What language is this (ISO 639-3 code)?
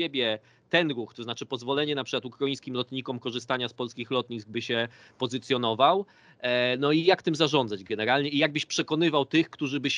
pol